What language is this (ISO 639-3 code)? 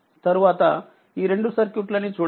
tel